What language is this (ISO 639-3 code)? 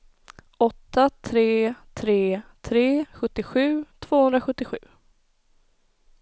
swe